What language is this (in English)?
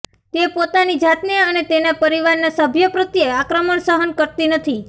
Gujarati